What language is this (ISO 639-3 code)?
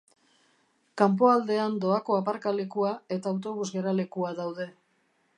eus